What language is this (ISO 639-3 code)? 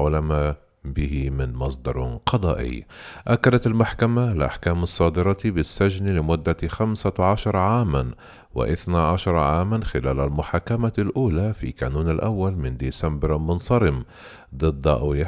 ara